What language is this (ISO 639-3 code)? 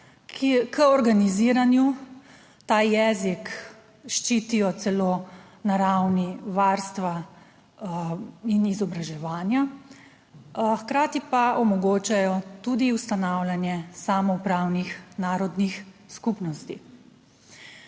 slv